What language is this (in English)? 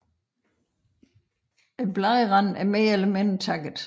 Danish